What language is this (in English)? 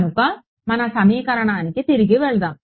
Telugu